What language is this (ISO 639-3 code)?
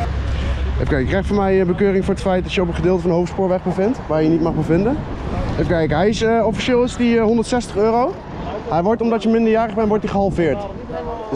nld